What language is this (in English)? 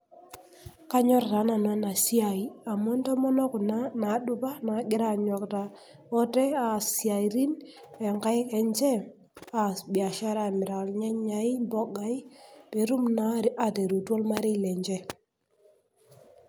Masai